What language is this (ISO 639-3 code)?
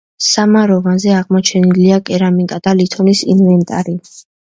kat